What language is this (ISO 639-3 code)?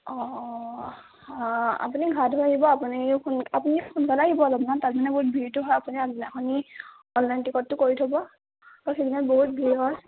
asm